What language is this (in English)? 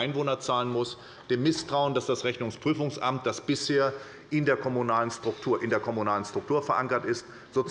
German